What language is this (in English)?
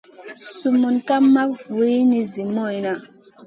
Masana